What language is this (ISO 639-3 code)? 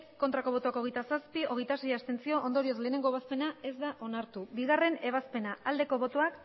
eus